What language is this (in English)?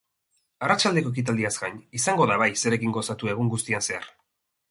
Basque